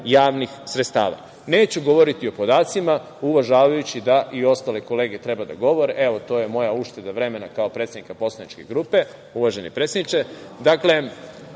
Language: Serbian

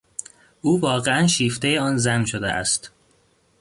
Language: Persian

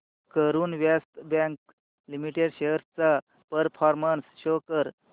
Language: Marathi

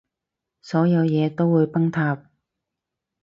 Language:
Cantonese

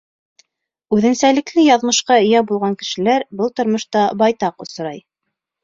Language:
Bashkir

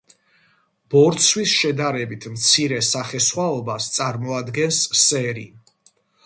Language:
Georgian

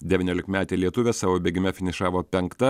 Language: Lithuanian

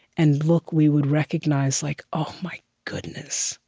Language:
English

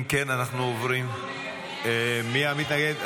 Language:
Hebrew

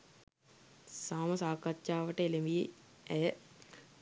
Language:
Sinhala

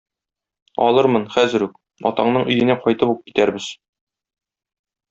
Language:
Tatar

